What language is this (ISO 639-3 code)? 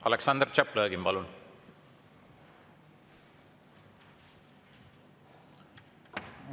est